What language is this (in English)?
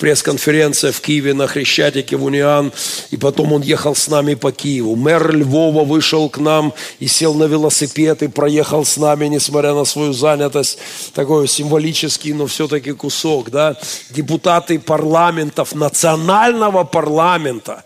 Russian